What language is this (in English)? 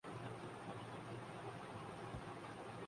Urdu